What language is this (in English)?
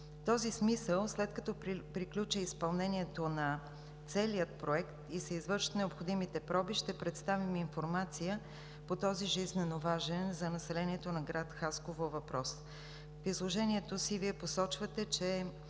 Bulgarian